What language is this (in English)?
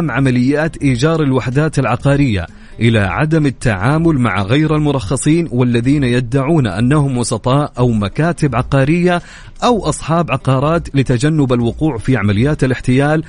Arabic